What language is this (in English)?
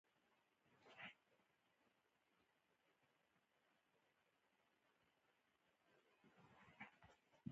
Pashto